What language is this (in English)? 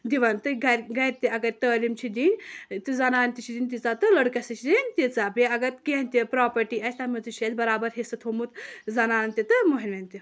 Kashmiri